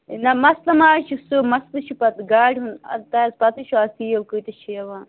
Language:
Kashmiri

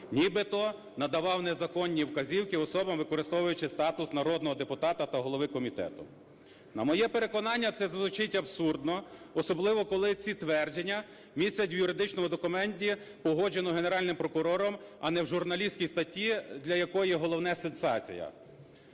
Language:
Ukrainian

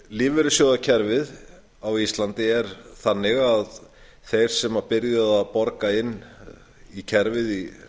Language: Icelandic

